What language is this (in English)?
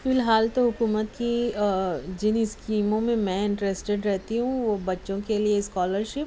Urdu